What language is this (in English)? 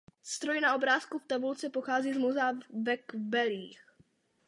Czech